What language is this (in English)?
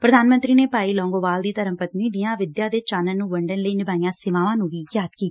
Punjabi